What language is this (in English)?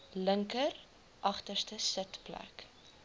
Afrikaans